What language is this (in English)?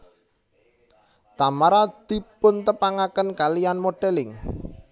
Javanese